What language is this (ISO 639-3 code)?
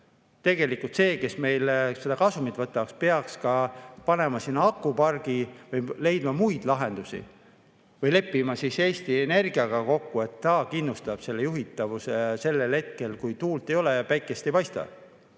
est